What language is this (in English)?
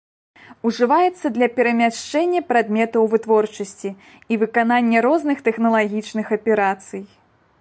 Belarusian